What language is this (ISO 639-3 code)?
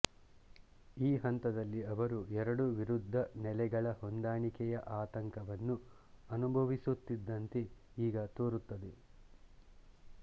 kan